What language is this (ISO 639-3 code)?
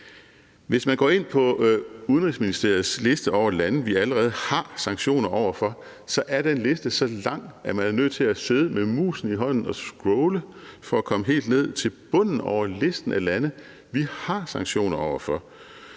dan